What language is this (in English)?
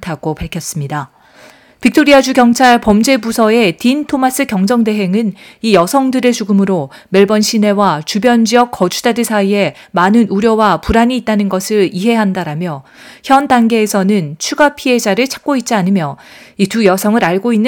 Korean